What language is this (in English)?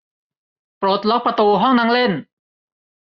Thai